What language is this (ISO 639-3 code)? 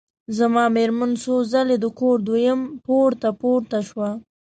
pus